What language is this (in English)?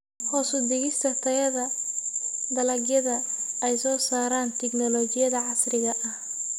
Somali